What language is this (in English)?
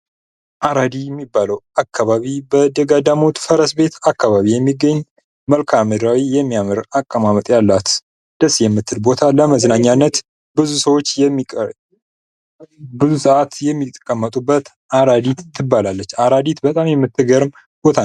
Amharic